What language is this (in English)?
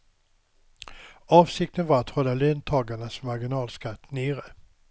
Swedish